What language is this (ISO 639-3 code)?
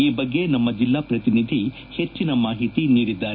kan